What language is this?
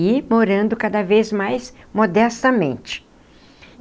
Portuguese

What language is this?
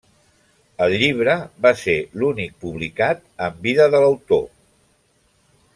Catalan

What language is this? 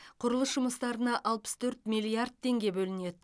Kazakh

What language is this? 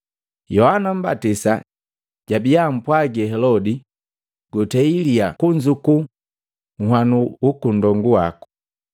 Matengo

